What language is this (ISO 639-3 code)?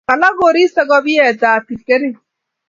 kln